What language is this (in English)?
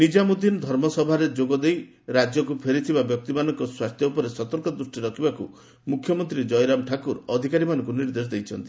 Odia